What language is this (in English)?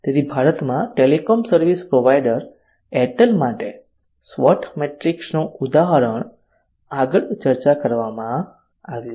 Gujarati